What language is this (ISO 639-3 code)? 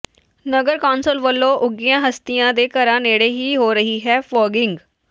pan